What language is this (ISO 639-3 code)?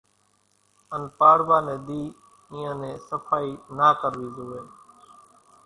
gjk